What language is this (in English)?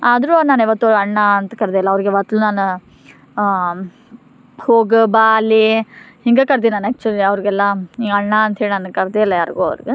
Kannada